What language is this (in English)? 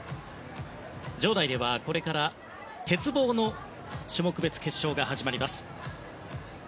Japanese